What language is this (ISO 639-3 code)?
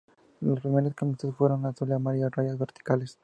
spa